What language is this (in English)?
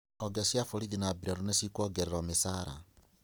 Kikuyu